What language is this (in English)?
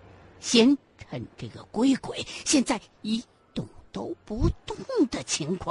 Chinese